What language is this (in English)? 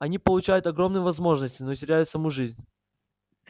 Russian